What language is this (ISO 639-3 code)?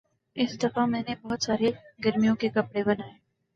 urd